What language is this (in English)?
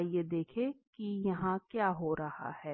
Hindi